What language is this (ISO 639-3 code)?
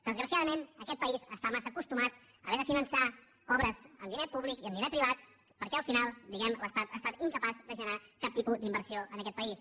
cat